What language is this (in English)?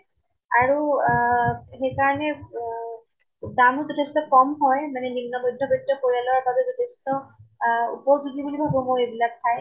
Assamese